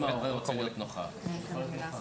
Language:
Hebrew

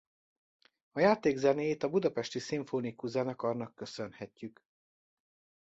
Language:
Hungarian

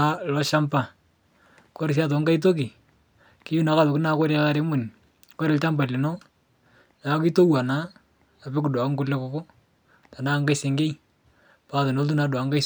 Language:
Masai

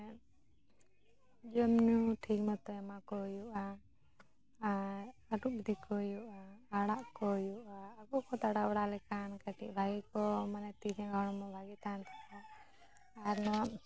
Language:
Santali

